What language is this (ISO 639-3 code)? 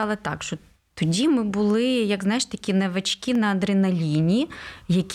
ukr